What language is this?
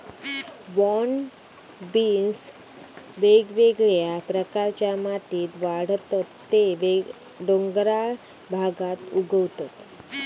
Marathi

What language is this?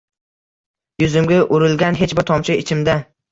Uzbek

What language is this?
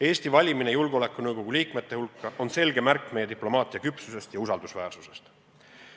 Estonian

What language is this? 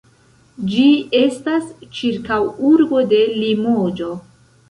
Esperanto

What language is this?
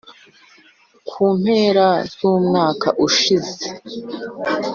Kinyarwanda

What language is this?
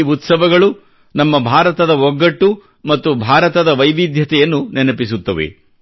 Kannada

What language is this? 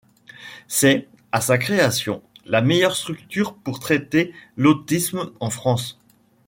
French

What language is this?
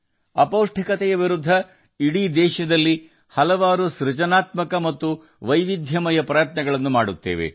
Kannada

